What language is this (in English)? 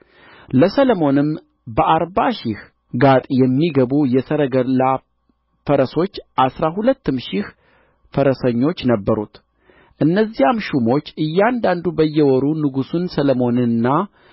Amharic